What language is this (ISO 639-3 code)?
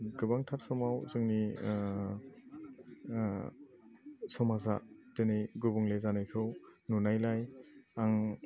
brx